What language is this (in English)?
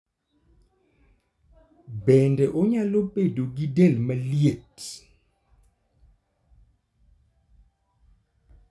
Luo (Kenya and Tanzania)